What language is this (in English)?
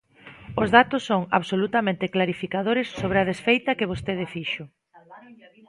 Galician